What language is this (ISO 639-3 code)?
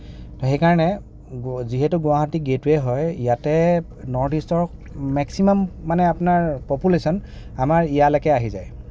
asm